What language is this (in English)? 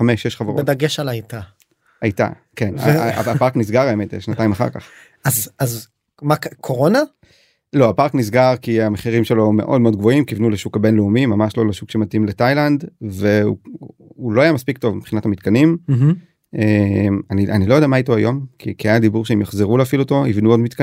Hebrew